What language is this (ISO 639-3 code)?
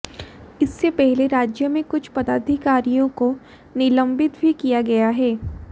hin